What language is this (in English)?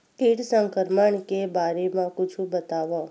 Chhattisgarhi